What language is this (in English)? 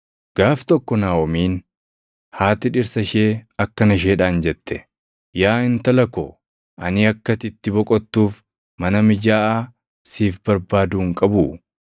Oromo